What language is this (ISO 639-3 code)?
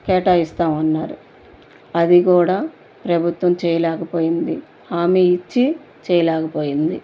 tel